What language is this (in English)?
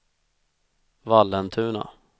Swedish